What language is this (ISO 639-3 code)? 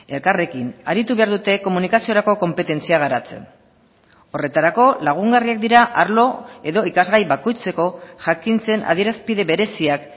eus